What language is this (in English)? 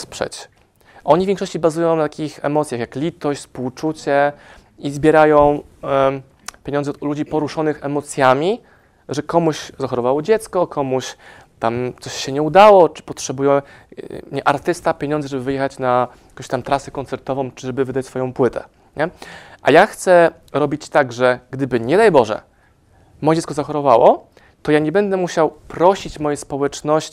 Polish